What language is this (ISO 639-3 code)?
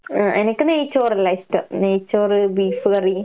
mal